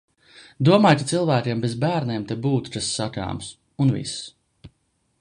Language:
Latvian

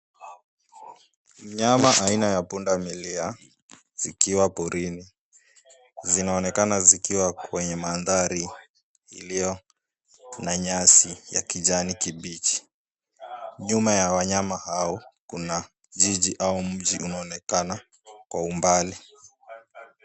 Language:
Swahili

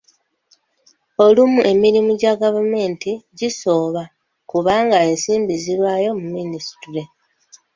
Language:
Ganda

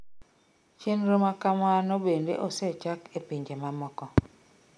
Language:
Luo (Kenya and Tanzania)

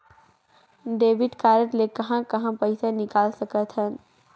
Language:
Chhattisgarhi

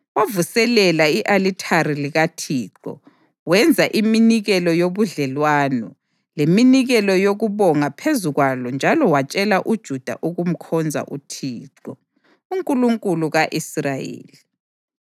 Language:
North Ndebele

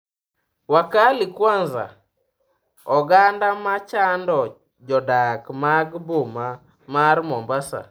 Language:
Luo (Kenya and Tanzania)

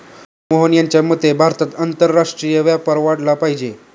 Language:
Marathi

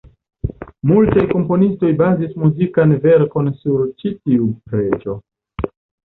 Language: Esperanto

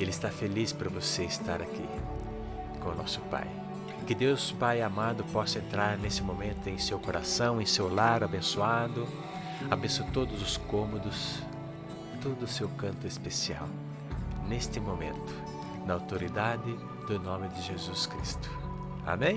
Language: Portuguese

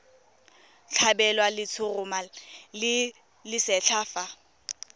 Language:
Tswana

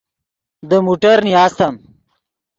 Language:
Yidgha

